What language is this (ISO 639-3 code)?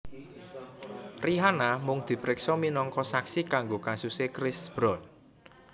jav